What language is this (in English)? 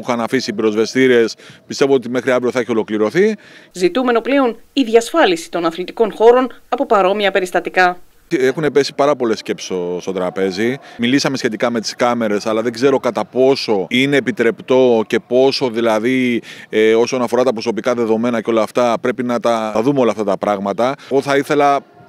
Greek